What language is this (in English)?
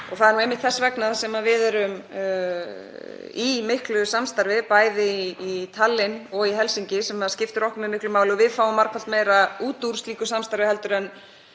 Icelandic